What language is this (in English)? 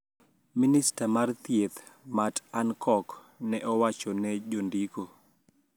Luo (Kenya and Tanzania)